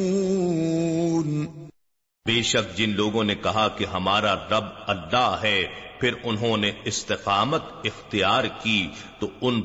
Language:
Urdu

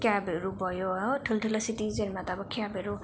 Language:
Nepali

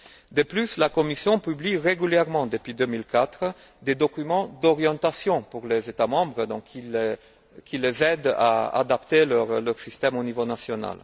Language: French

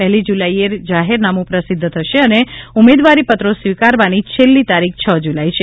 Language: Gujarati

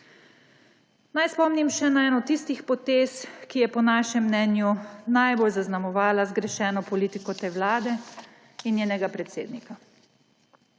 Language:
Slovenian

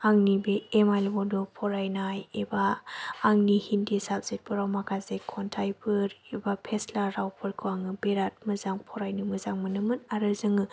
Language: Bodo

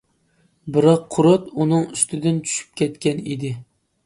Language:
Uyghur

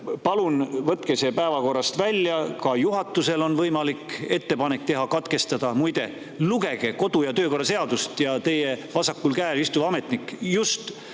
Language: Estonian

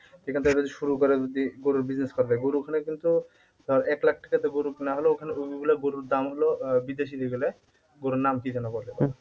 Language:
Bangla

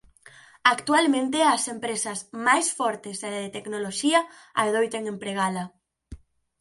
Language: Galician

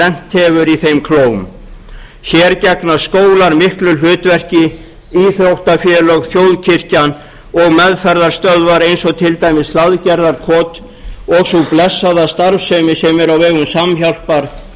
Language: Icelandic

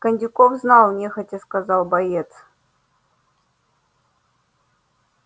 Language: Russian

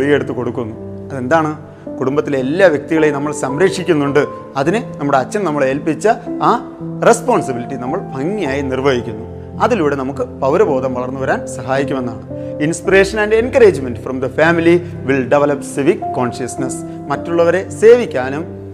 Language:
Malayalam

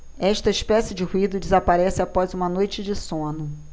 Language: Portuguese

